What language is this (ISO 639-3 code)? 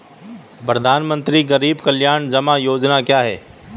hin